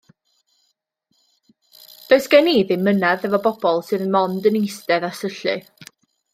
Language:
Welsh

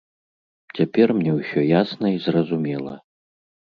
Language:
Belarusian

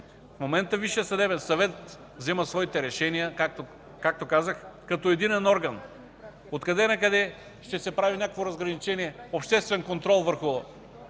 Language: Bulgarian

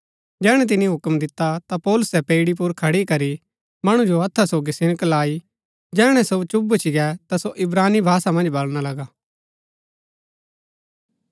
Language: Gaddi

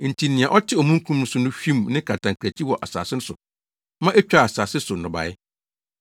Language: Akan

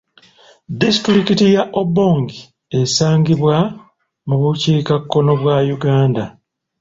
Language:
Ganda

